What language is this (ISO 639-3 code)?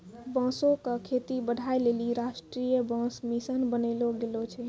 mai